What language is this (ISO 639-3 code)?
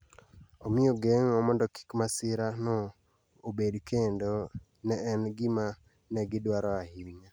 luo